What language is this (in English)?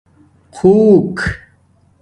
Domaaki